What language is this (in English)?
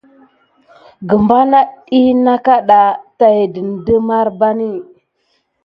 Gidar